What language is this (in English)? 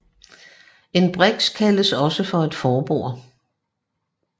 Danish